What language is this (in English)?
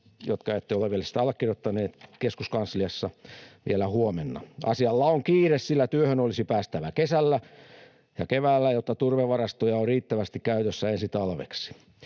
Finnish